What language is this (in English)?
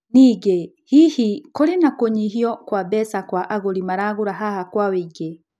Kikuyu